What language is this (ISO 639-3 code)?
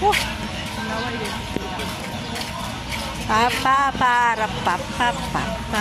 fil